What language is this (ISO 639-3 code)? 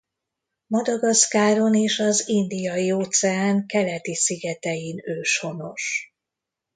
hun